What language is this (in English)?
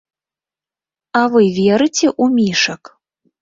Belarusian